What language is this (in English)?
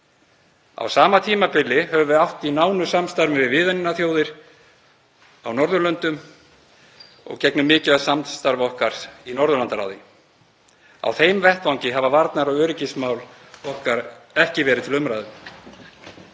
Icelandic